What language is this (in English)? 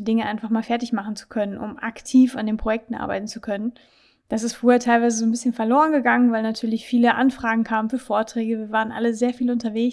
German